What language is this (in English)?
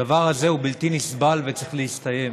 Hebrew